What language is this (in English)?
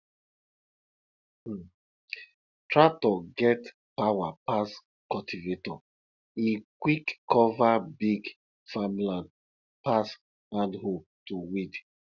Nigerian Pidgin